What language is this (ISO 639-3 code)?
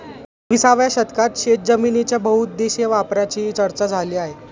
mar